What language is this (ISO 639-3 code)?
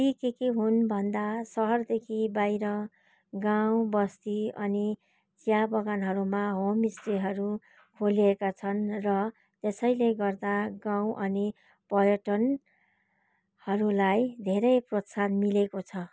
nep